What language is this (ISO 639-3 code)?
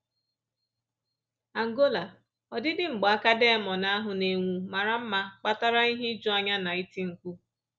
ibo